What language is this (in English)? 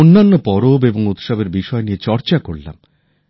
Bangla